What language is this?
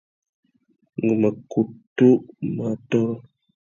Tuki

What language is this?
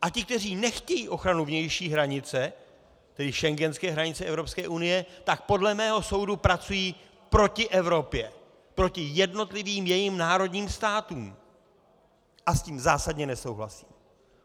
Czech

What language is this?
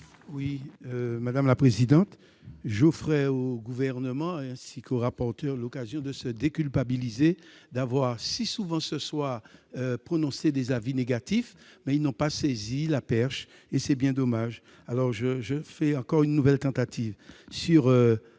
French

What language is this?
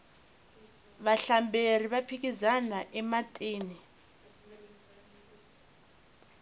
Tsonga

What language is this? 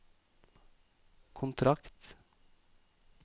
Norwegian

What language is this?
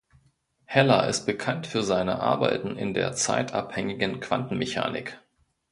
German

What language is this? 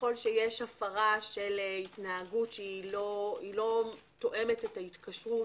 Hebrew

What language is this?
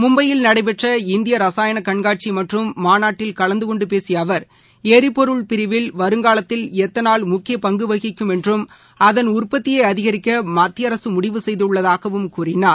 Tamil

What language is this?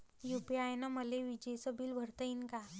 Marathi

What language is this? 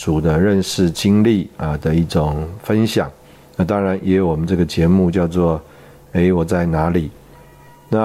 Chinese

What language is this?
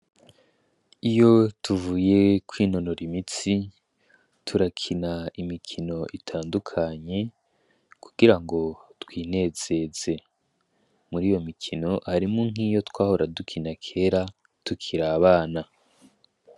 Rundi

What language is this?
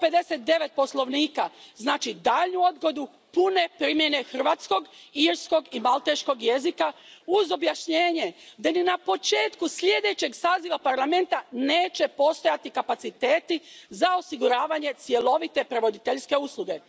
Croatian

